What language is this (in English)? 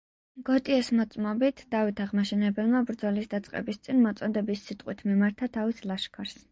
Georgian